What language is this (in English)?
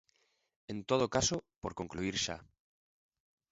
Galician